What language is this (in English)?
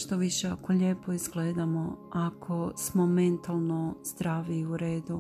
Croatian